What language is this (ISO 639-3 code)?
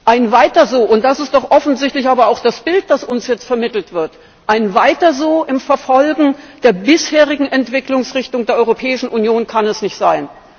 deu